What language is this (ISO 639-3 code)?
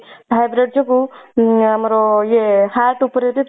ori